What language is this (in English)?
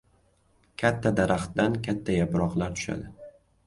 Uzbek